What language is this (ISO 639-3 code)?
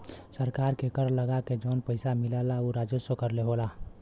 bho